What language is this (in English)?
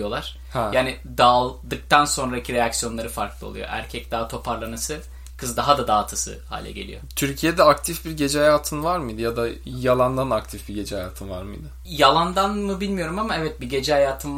Turkish